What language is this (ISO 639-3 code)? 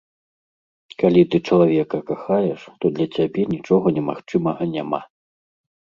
bel